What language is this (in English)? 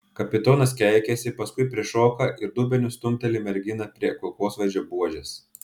Lithuanian